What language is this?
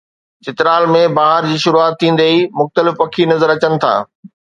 Sindhi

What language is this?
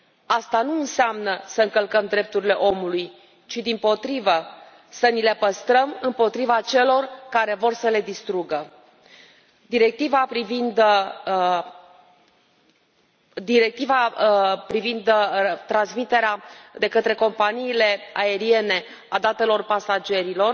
Romanian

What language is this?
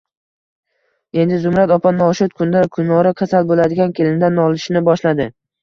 Uzbek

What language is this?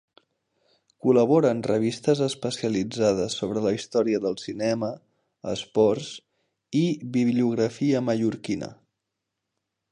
Catalan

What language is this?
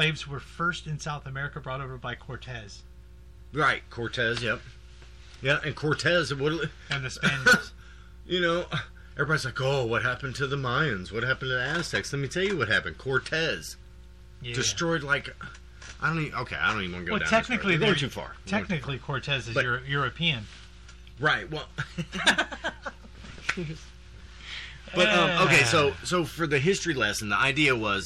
English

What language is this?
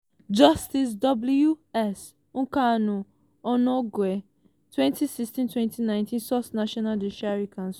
Nigerian Pidgin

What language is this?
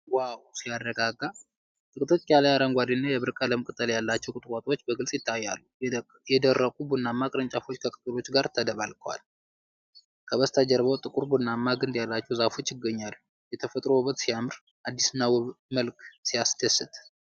Amharic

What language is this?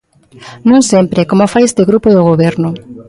Galician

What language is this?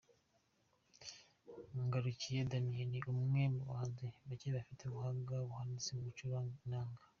Kinyarwanda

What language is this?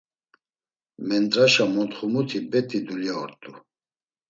Laz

